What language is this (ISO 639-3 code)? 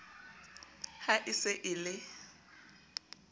sot